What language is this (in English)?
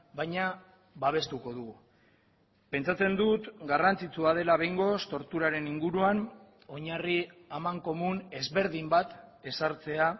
Basque